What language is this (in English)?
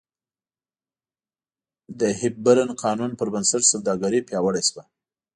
Pashto